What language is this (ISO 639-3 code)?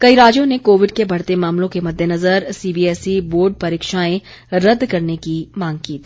hin